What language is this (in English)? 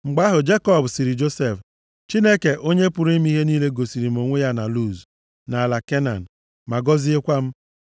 Igbo